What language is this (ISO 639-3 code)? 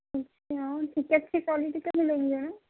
urd